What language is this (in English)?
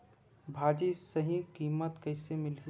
Chhattisgarhi